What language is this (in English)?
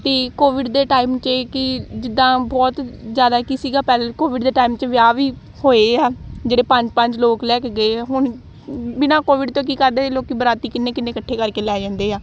Punjabi